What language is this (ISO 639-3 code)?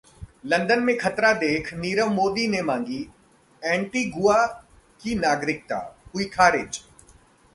hin